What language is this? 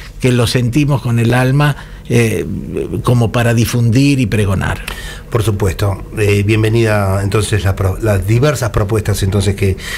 Spanish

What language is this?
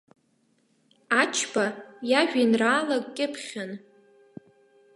Abkhazian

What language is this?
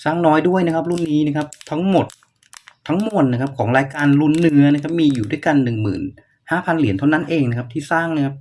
Thai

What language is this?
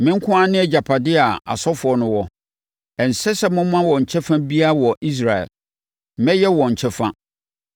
Akan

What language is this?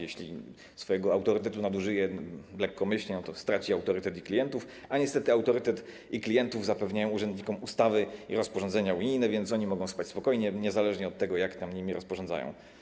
Polish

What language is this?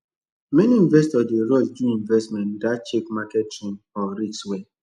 Nigerian Pidgin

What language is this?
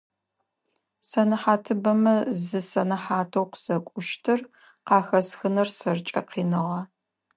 Adyghe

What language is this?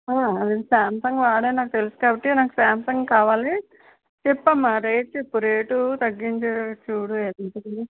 Telugu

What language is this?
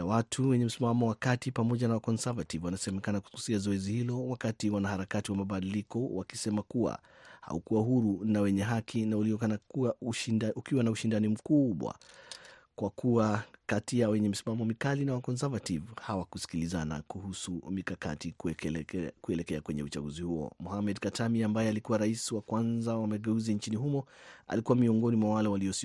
Swahili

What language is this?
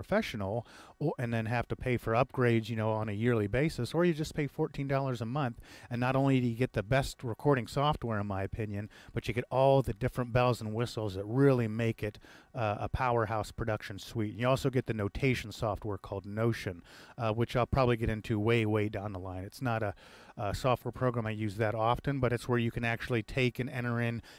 English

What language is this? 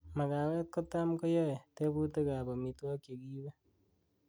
Kalenjin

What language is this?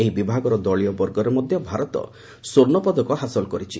Odia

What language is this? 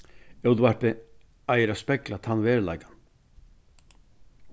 Faroese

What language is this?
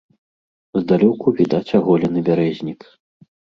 Belarusian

